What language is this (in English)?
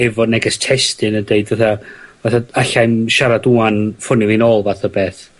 Welsh